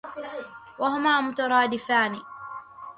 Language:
Arabic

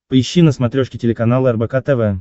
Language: Russian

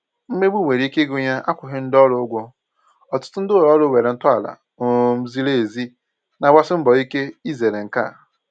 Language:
Igbo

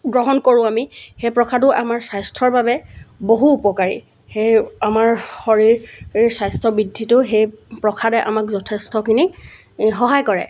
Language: Assamese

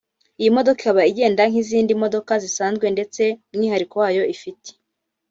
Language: Kinyarwanda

